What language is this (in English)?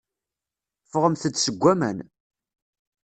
Kabyle